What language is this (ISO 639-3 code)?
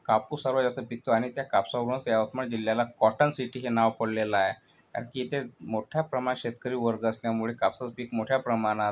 mar